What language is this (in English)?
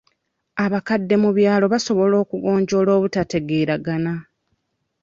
Ganda